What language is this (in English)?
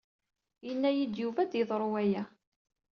Kabyle